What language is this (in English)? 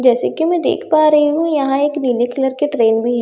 Hindi